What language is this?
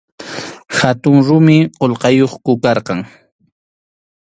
Arequipa-La Unión Quechua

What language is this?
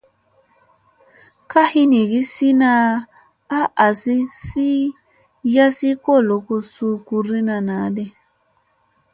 Musey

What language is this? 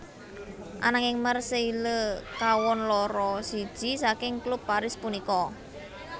Javanese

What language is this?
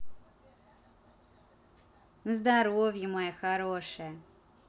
Russian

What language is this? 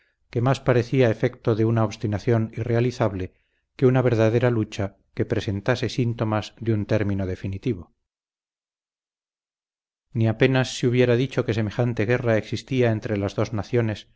Spanish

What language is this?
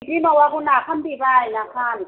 Bodo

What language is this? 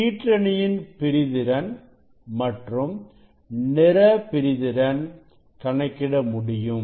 Tamil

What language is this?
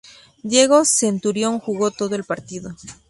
Spanish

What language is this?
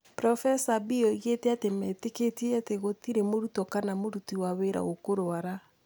Kikuyu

